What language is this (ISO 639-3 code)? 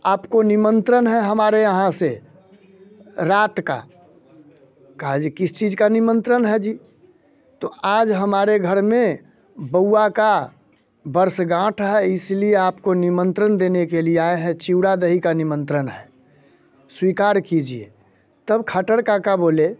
hin